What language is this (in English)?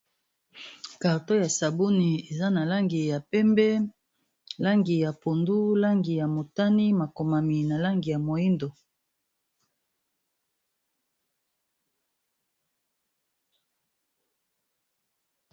Lingala